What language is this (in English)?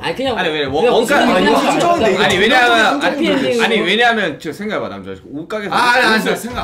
Korean